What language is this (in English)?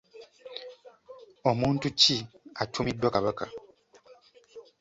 Ganda